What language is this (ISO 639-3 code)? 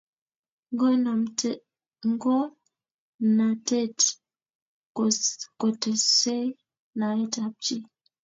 kln